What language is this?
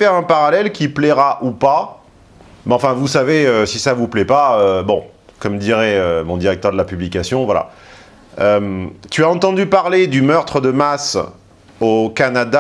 French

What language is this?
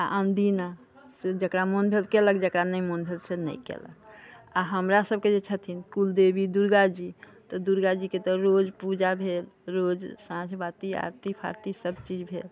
Maithili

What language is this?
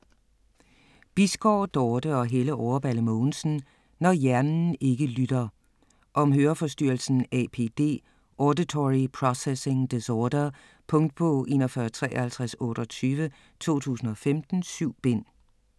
Danish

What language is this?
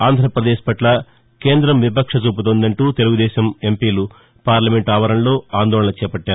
Telugu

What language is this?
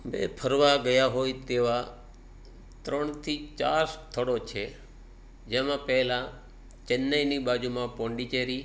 Gujarati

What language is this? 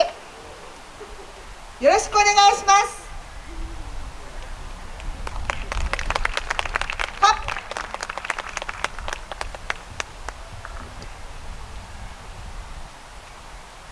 Japanese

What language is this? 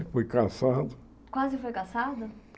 Portuguese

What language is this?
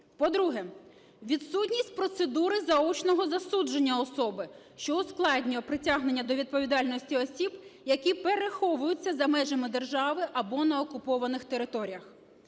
Ukrainian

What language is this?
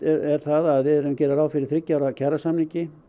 Icelandic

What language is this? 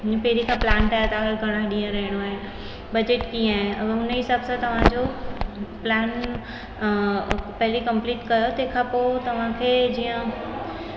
Sindhi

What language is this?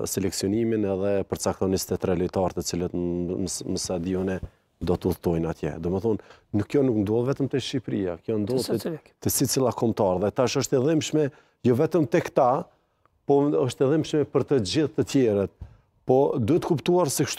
Romanian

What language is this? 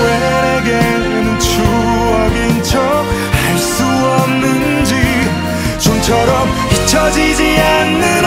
Korean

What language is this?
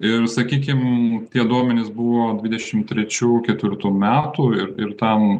Lithuanian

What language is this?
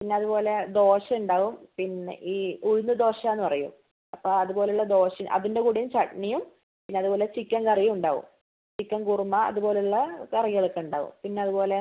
Malayalam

